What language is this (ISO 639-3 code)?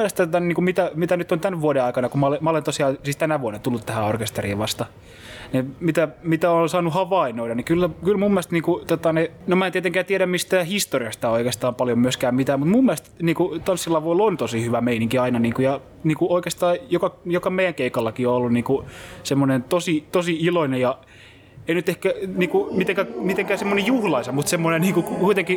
fin